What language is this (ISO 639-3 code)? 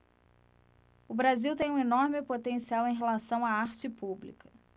por